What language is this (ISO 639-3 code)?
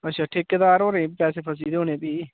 doi